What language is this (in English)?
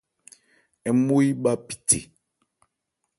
Ebrié